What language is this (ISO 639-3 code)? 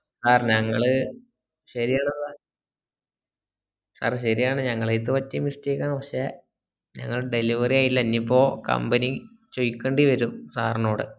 mal